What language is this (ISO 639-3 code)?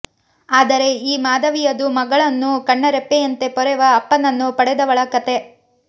kan